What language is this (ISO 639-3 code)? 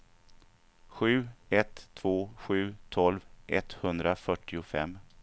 swe